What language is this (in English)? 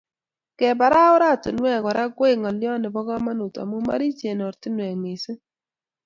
Kalenjin